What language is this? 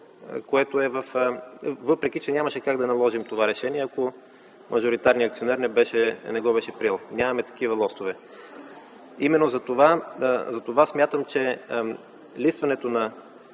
Bulgarian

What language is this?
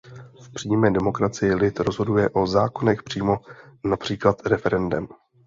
Czech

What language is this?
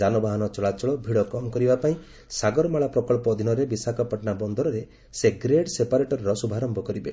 Odia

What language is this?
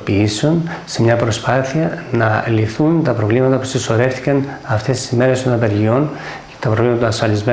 Greek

